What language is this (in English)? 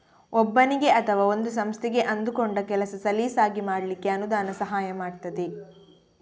Kannada